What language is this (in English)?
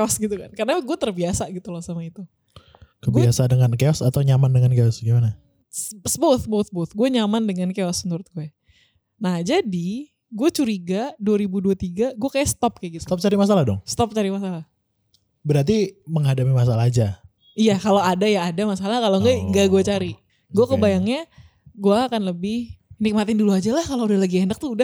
Indonesian